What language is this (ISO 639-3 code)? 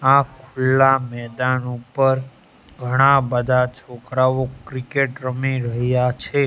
guj